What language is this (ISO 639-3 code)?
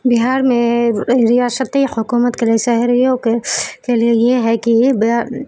urd